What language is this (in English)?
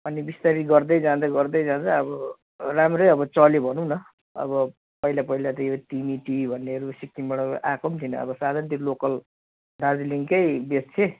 Nepali